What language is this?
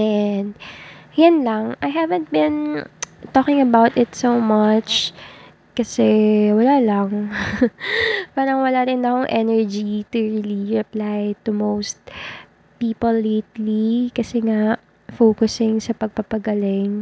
Filipino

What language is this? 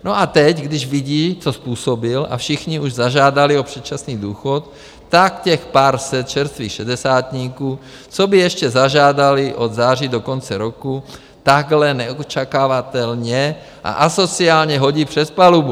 Czech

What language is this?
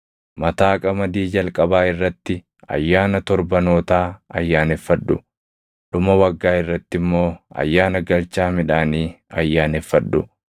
Oromo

